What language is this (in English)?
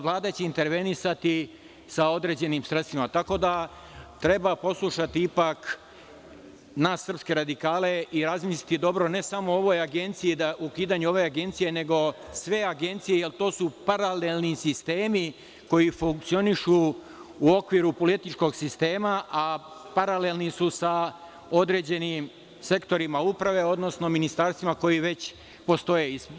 Serbian